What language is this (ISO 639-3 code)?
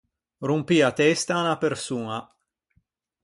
lij